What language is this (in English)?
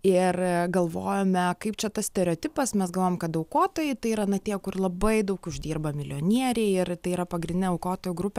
Lithuanian